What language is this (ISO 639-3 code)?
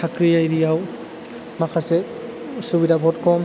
brx